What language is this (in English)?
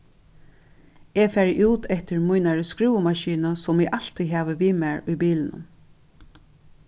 Faroese